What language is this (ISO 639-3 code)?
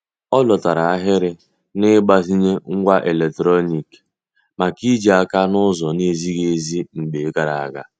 ibo